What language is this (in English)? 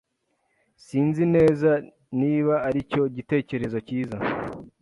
Kinyarwanda